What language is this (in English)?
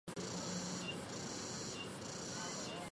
Chinese